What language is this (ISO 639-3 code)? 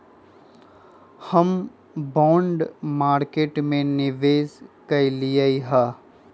mag